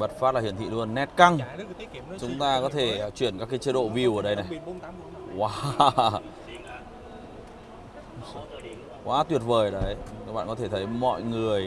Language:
Vietnamese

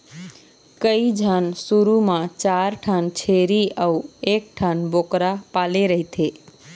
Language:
Chhattisgarhi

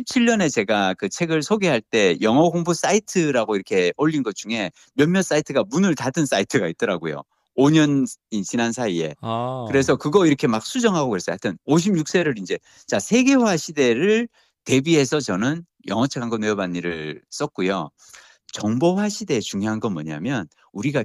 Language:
Korean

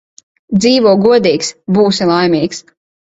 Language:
Latvian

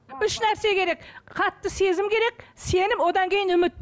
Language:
Kazakh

